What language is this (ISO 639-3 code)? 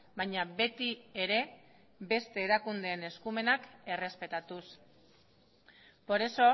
eus